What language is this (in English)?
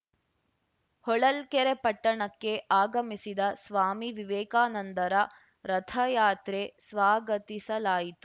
Kannada